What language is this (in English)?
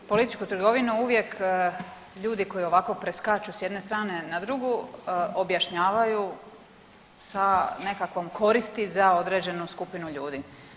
Croatian